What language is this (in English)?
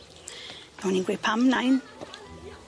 Welsh